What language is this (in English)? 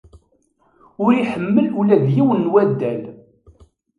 Kabyle